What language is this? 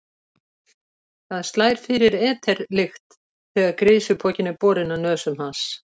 Icelandic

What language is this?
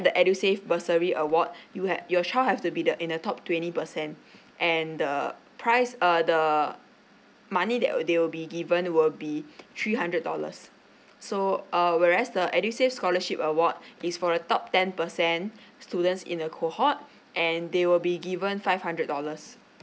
English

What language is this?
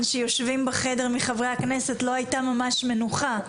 Hebrew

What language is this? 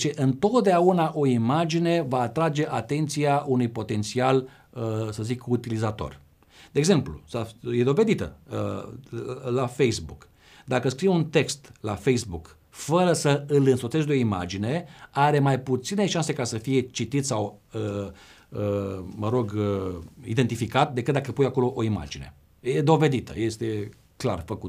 Romanian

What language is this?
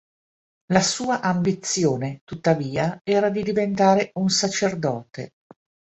Italian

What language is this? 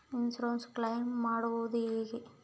Kannada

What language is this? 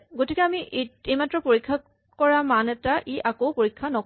Assamese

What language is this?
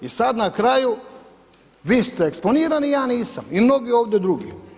Croatian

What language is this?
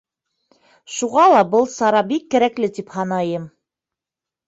Bashkir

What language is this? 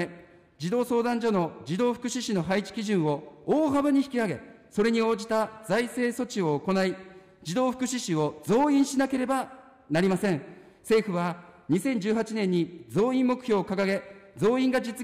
Japanese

